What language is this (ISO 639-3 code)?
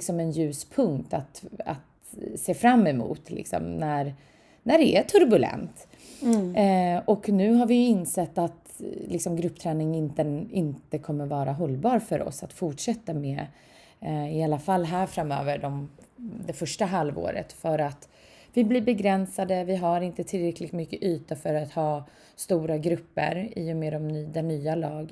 swe